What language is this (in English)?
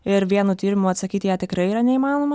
Lithuanian